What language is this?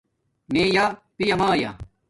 Domaaki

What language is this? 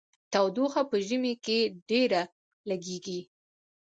Pashto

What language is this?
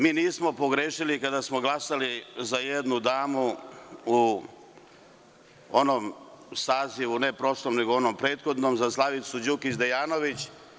Serbian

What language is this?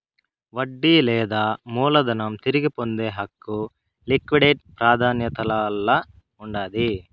Telugu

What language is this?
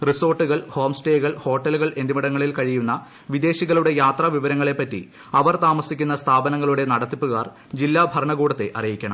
Malayalam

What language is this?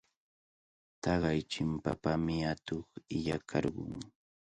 Cajatambo North Lima Quechua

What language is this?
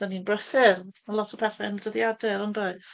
Welsh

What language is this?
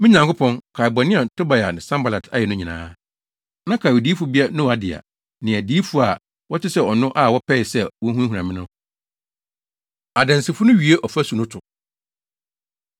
Akan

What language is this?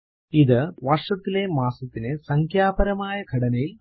Malayalam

